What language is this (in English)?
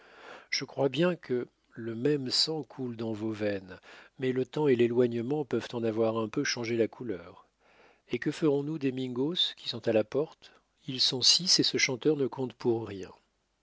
French